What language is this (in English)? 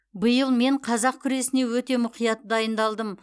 Kazakh